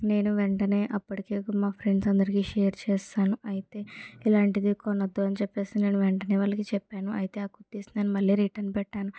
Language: Telugu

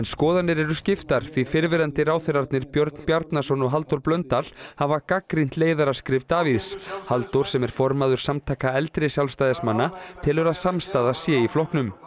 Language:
Icelandic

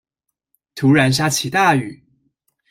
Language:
Chinese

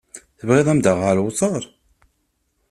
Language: Kabyle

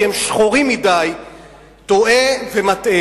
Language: Hebrew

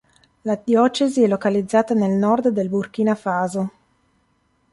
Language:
Italian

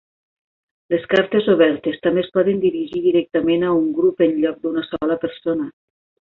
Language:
Catalan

